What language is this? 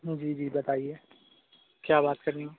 Urdu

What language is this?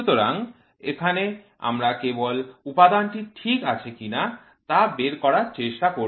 Bangla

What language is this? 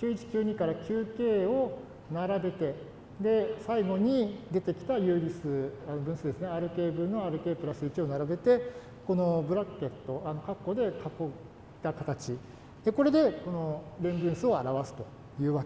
Japanese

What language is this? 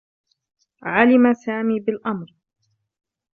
Arabic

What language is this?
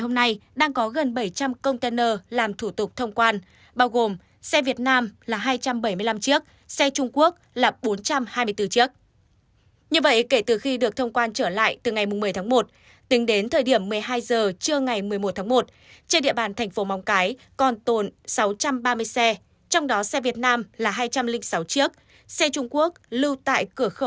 Vietnamese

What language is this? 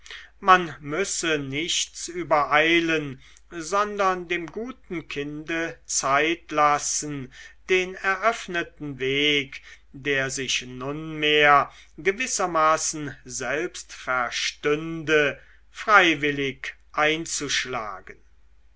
German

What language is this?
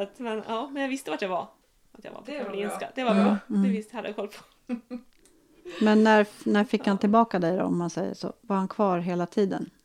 Swedish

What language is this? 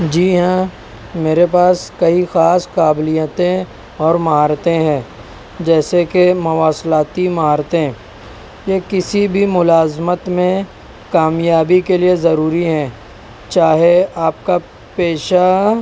Urdu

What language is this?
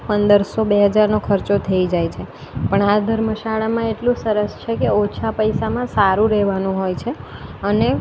Gujarati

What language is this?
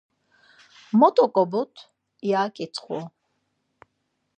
Laz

